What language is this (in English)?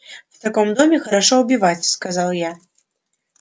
Russian